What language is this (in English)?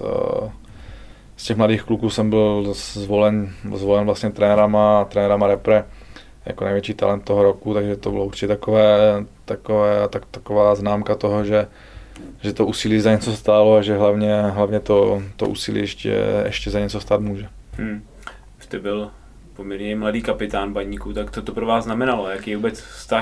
Czech